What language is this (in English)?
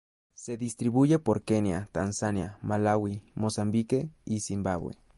Spanish